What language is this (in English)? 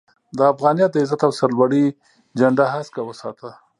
Pashto